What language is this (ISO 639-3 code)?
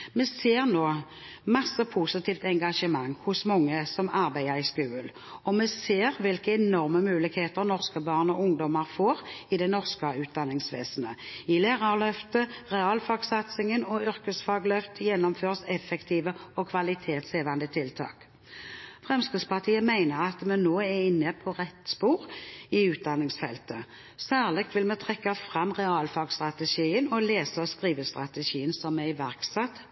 nob